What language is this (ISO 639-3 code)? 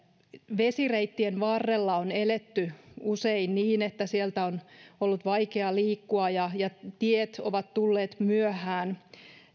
fin